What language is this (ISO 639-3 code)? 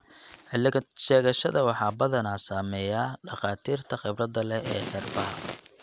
som